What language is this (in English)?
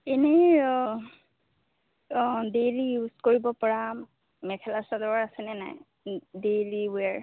Assamese